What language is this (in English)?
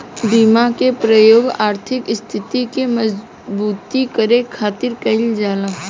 Bhojpuri